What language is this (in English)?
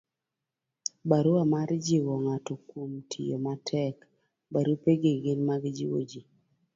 Luo (Kenya and Tanzania)